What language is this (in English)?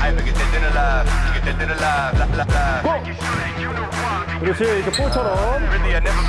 Korean